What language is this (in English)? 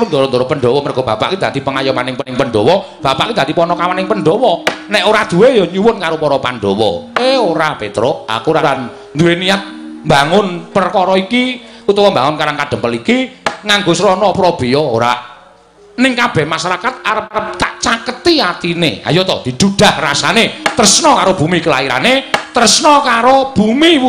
Indonesian